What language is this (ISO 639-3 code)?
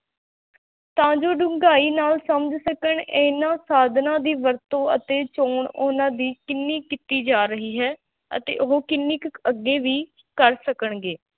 pan